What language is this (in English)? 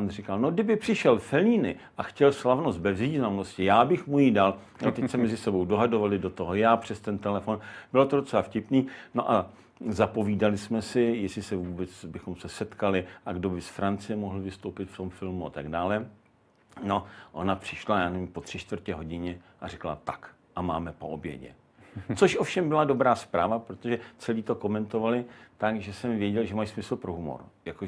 Czech